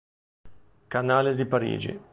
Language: Italian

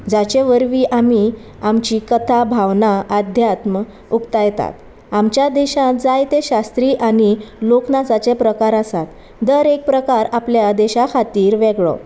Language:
Konkani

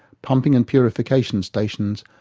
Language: English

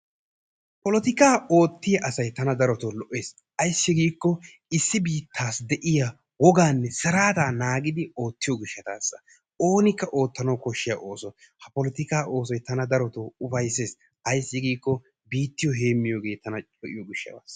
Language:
Wolaytta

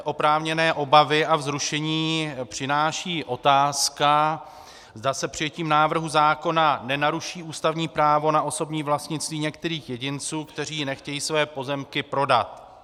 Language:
Czech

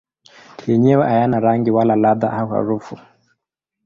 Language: Swahili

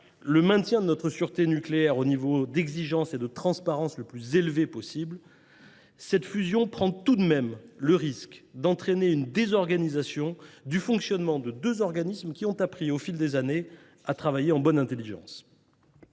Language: French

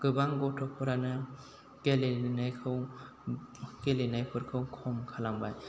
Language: Bodo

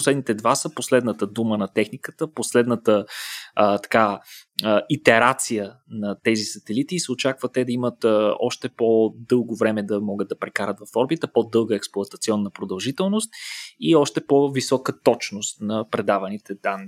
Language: Bulgarian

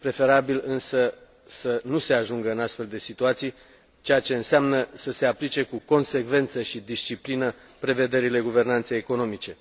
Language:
Romanian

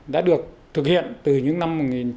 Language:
Vietnamese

